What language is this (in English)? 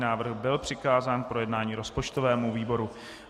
Czech